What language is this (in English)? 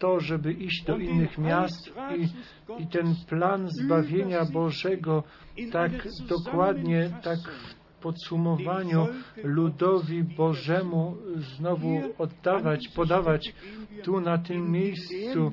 Polish